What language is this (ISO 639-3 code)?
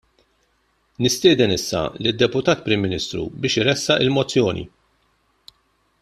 mlt